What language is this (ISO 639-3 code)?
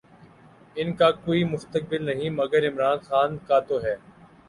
urd